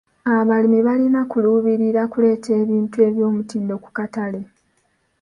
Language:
Ganda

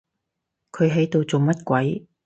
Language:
Cantonese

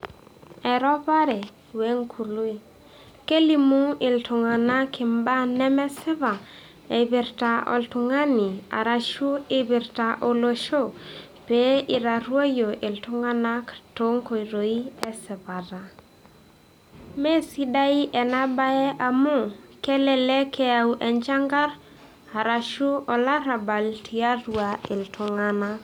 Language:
Masai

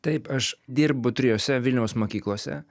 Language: Lithuanian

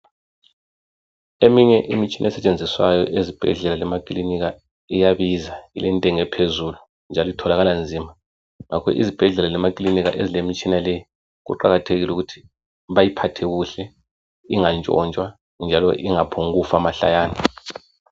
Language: North Ndebele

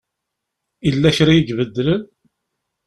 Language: Kabyle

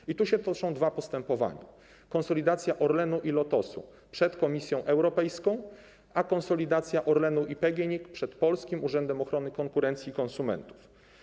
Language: Polish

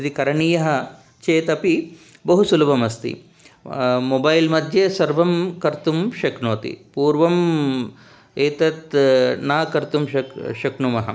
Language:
Sanskrit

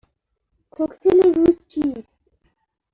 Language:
Persian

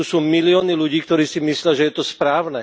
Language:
Slovak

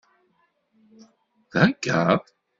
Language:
Kabyle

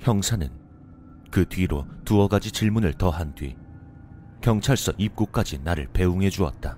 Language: Korean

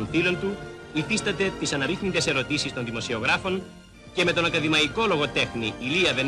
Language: Greek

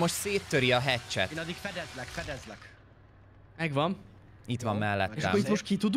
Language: Hungarian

